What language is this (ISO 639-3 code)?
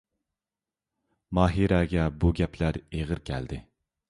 uig